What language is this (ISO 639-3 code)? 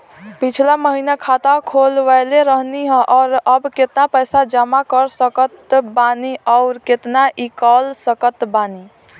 bho